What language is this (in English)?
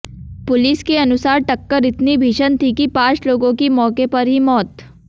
Hindi